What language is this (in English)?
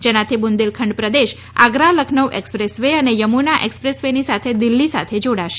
Gujarati